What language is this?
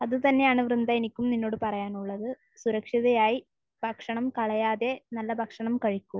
Malayalam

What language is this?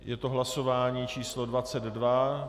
Czech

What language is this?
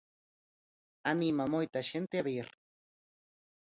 Galician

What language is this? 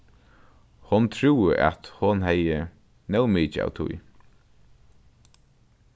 Faroese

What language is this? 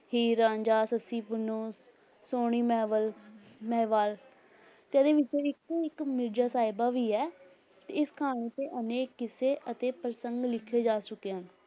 Punjabi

